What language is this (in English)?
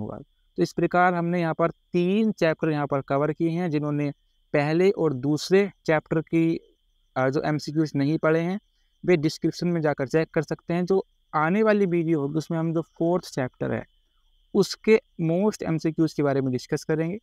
Hindi